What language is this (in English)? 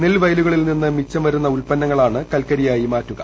Malayalam